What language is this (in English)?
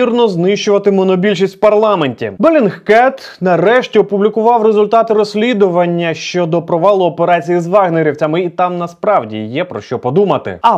Ukrainian